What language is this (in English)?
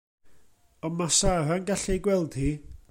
Welsh